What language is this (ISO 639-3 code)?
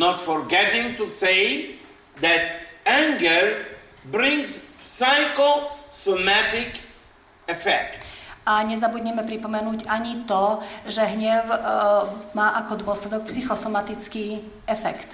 slk